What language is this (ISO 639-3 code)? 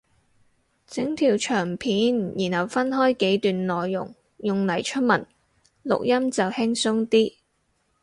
yue